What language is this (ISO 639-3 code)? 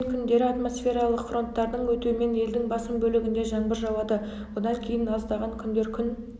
kaz